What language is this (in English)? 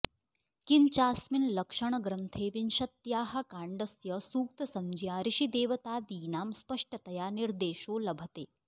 Sanskrit